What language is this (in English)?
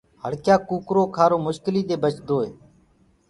Gurgula